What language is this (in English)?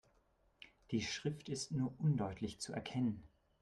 German